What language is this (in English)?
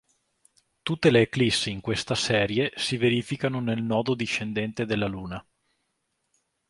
Italian